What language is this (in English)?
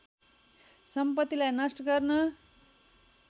Nepali